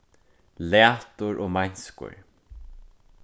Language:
Faroese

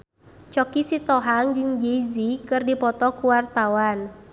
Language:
Sundanese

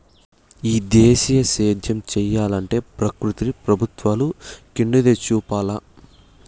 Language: Telugu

